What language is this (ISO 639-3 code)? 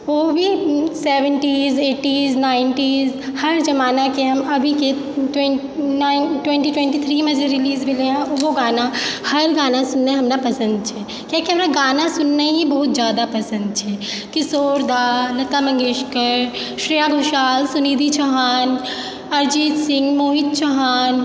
mai